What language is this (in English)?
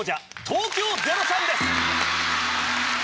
Japanese